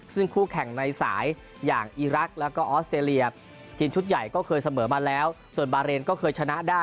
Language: Thai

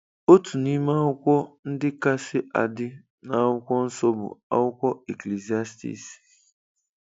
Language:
Igbo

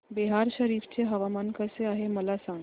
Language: Marathi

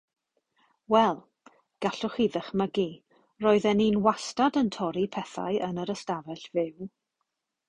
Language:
Welsh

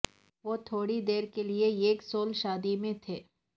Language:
Urdu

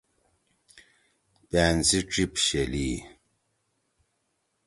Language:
Torwali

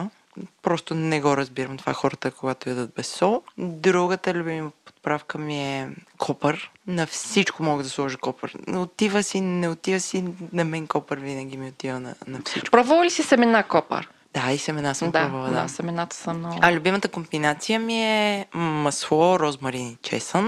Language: Bulgarian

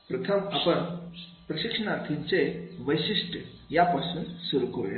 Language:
Marathi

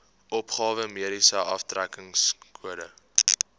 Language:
Afrikaans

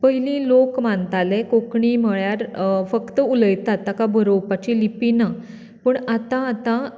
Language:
Konkani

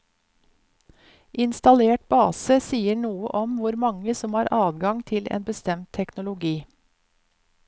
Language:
Norwegian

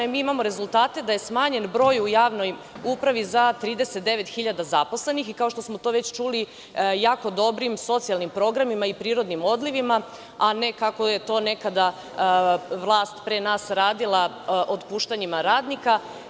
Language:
Serbian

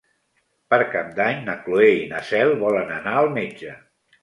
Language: Catalan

